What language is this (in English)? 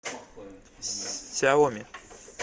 Russian